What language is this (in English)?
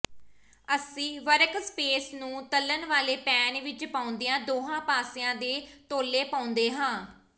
Punjabi